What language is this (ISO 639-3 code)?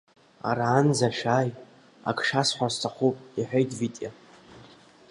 abk